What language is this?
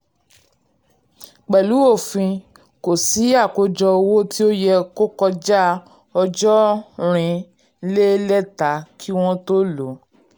Yoruba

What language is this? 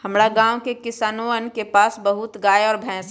Magahi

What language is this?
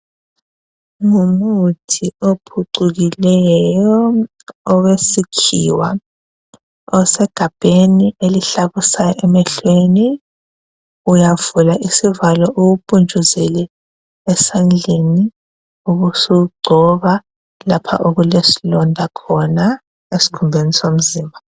North Ndebele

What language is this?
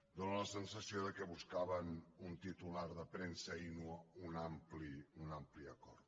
Catalan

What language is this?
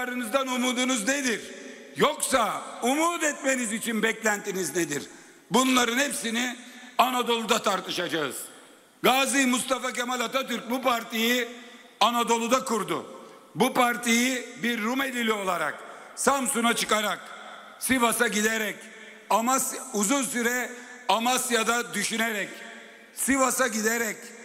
Turkish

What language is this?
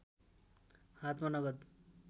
Nepali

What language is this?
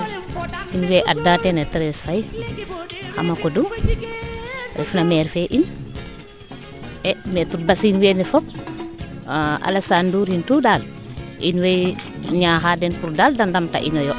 Serer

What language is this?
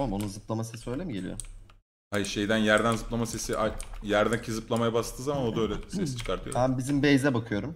Turkish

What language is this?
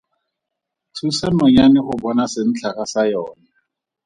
Tswana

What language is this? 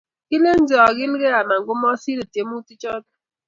Kalenjin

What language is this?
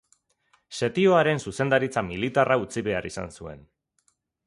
Basque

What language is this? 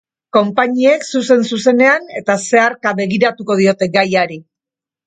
Basque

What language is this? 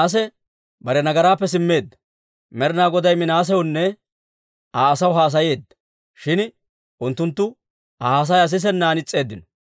Dawro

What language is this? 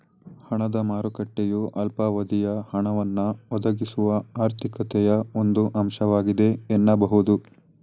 Kannada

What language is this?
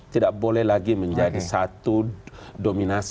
Indonesian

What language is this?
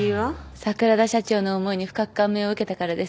Japanese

